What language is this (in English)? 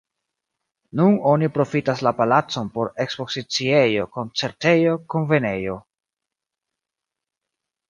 Esperanto